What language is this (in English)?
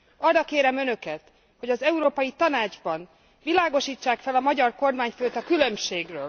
Hungarian